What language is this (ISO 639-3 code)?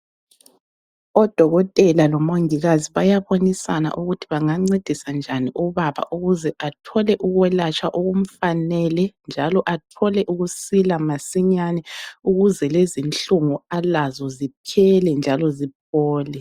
nde